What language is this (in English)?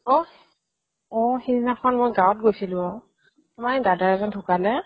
Assamese